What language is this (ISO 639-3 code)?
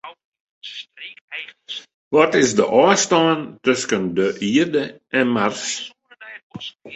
fry